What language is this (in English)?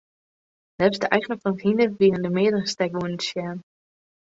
Western Frisian